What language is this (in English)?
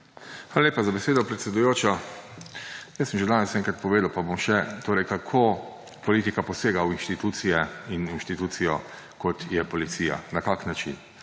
Slovenian